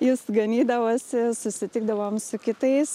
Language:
Lithuanian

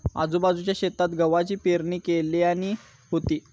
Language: Marathi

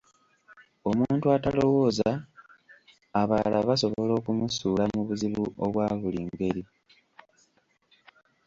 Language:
Ganda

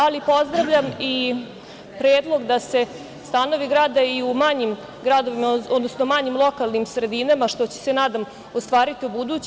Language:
Serbian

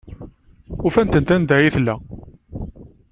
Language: Kabyle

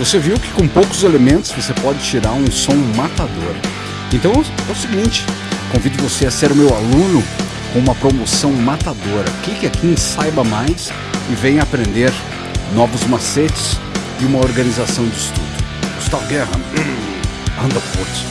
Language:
Portuguese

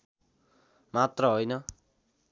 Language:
Nepali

